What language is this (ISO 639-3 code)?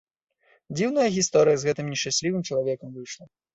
bel